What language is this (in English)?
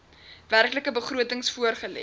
Afrikaans